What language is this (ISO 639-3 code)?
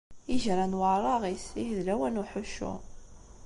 kab